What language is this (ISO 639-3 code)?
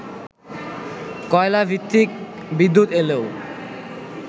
ben